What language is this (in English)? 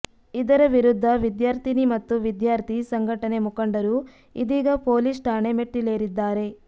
Kannada